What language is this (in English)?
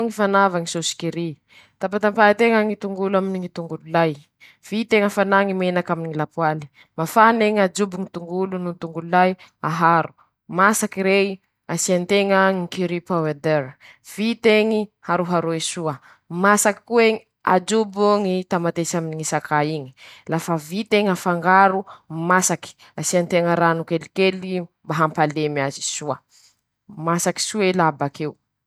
Masikoro Malagasy